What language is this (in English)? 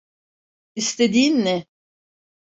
Turkish